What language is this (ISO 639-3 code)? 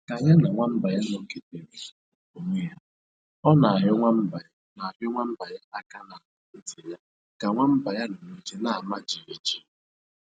ibo